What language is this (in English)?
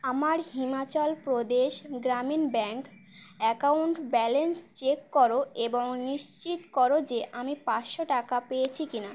Bangla